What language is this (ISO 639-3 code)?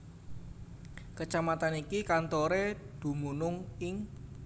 jav